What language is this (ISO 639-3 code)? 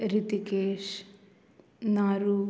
kok